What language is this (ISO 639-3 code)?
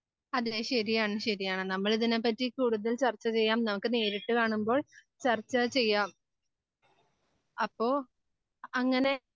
mal